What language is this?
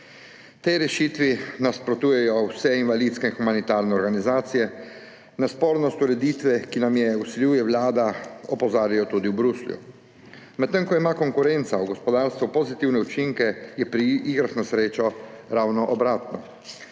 Slovenian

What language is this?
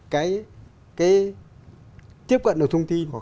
Vietnamese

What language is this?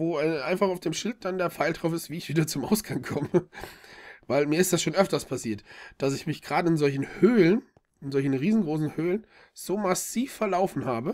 German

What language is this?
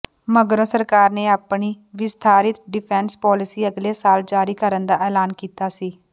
Punjabi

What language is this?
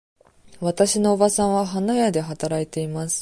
Japanese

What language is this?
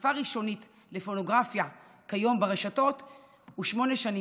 Hebrew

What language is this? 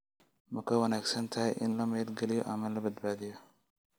Somali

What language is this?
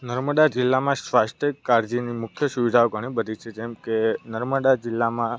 Gujarati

